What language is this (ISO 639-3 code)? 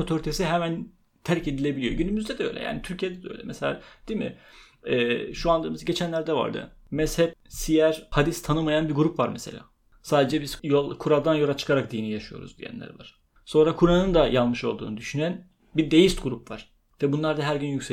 tur